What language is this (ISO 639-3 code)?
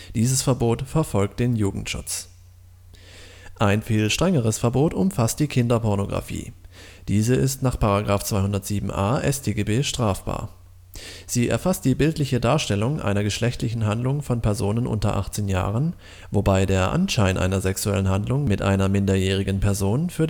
deu